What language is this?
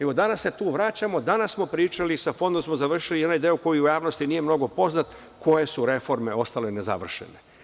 Serbian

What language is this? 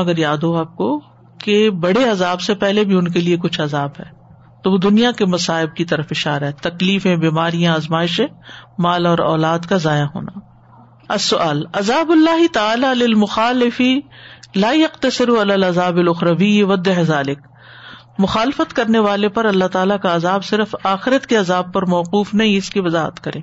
Urdu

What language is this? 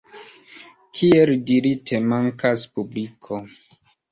Esperanto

